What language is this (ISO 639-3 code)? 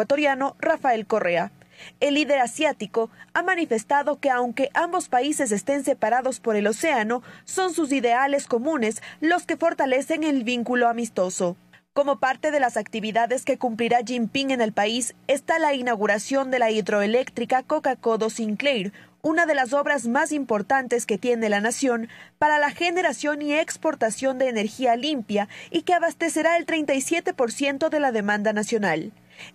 spa